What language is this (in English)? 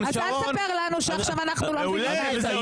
Hebrew